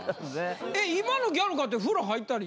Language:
Japanese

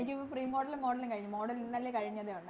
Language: Malayalam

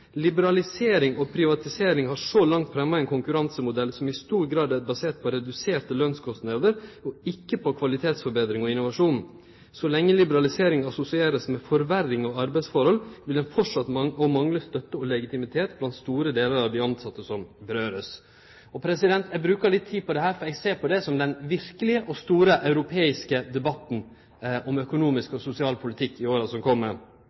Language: Norwegian Nynorsk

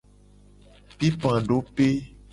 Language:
Gen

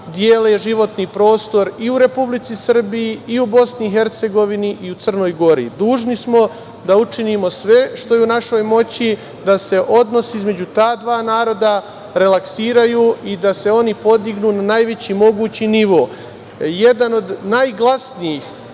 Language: Serbian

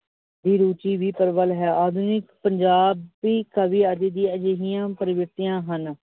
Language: Punjabi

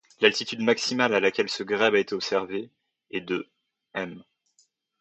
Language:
French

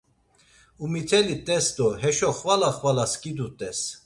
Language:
Laz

